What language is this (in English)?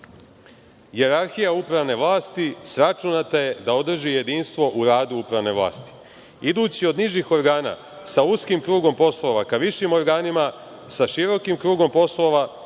Serbian